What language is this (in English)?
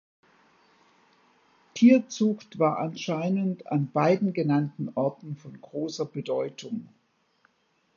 German